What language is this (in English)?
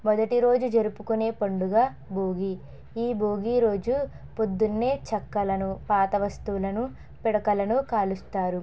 Telugu